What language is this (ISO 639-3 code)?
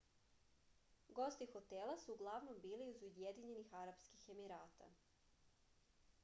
srp